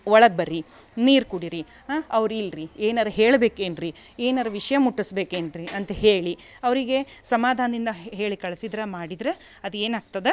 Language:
Kannada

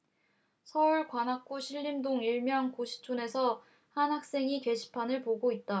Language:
Korean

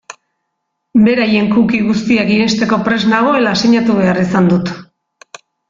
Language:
Basque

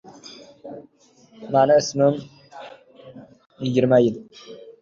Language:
Uzbek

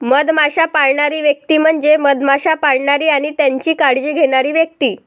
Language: Marathi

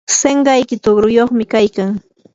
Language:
Yanahuanca Pasco Quechua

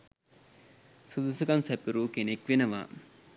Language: Sinhala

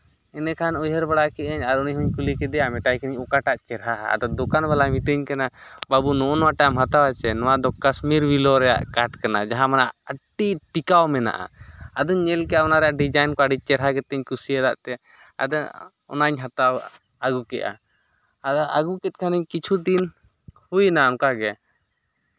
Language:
Santali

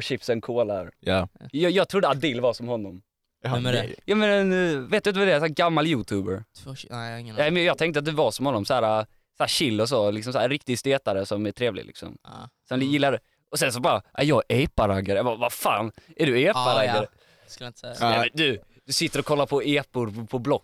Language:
Swedish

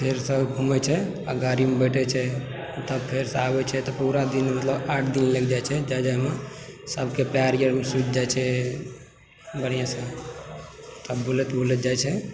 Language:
Maithili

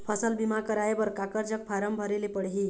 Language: Chhattisgarhi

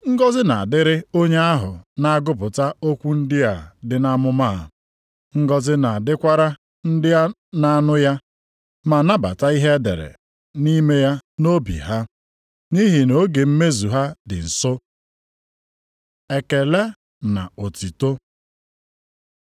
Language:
Igbo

